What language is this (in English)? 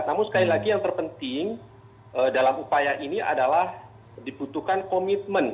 Indonesian